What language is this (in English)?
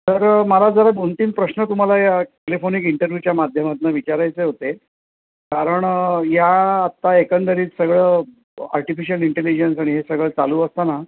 Marathi